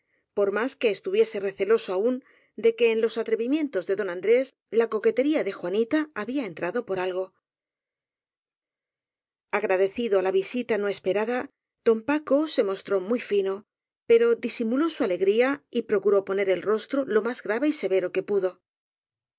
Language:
Spanish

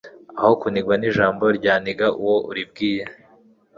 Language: Kinyarwanda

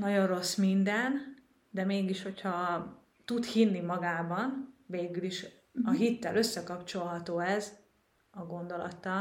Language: Hungarian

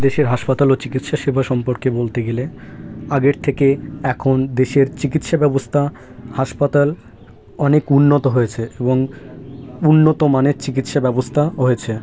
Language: Bangla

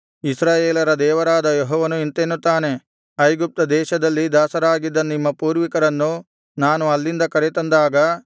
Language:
Kannada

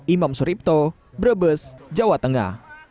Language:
Indonesian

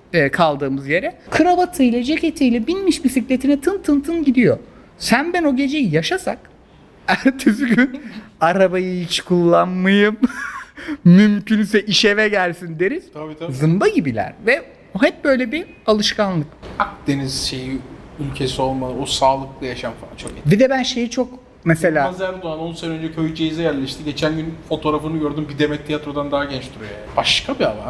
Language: Turkish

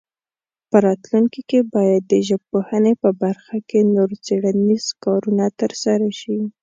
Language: Pashto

